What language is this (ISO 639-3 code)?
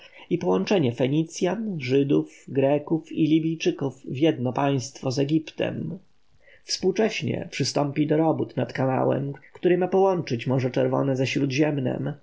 pol